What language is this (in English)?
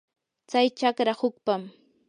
Yanahuanca Pasco Quechua